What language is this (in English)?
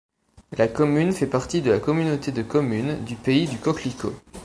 French